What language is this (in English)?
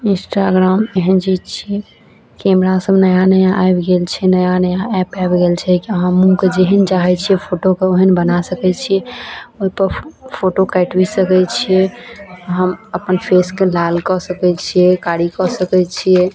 Maithili